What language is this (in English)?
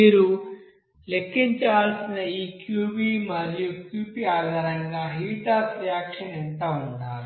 Telugu